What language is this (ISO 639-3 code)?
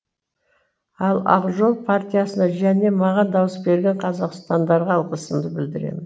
kaz